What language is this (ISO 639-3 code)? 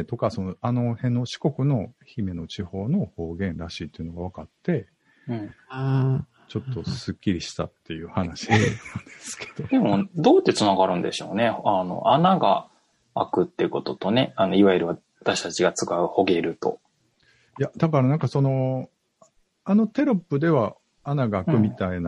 jpn